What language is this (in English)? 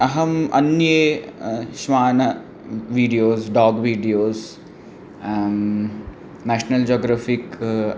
Sanskrit